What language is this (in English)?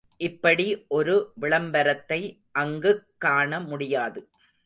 Tamil